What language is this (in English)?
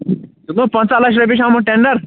Kashmiri